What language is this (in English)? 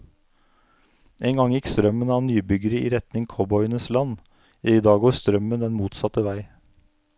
Norwegian